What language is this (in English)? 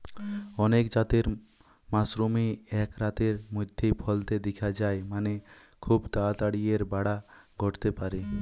Bangla